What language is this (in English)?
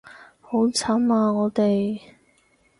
Cantonese